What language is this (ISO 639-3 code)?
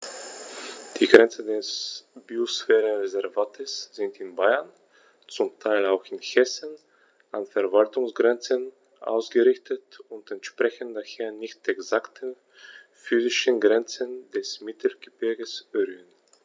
deu